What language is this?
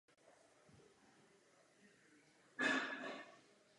Czech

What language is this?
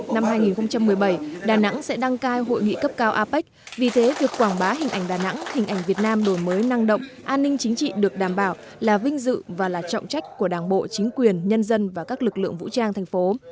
Vietnamese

